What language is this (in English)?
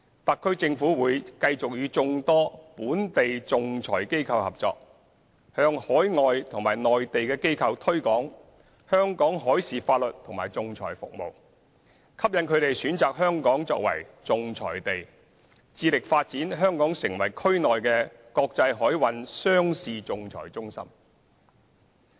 Cantonese